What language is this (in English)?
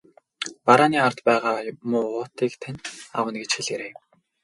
Mongolian